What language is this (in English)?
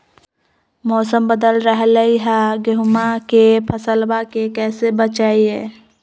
Magahi